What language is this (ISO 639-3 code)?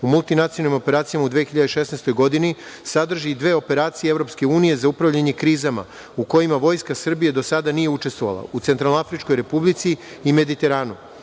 srp